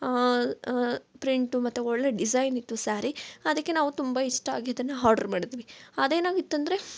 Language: Kannada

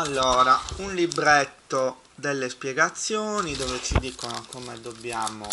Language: Italian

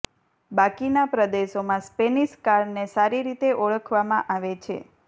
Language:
Gujarati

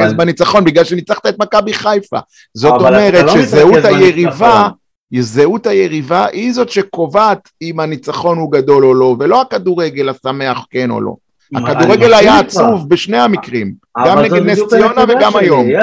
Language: Hebrew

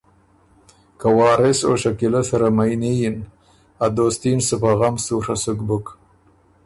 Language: Ormuri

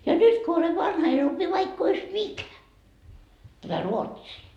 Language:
Finnish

